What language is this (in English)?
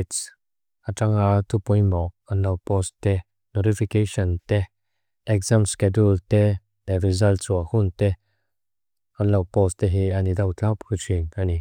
Mizo